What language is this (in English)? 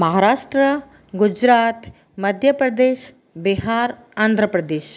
Sindhi